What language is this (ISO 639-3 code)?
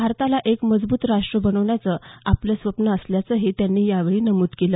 mar